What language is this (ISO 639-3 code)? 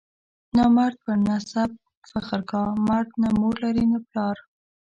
pus